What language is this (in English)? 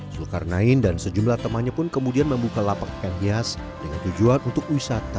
Indonesian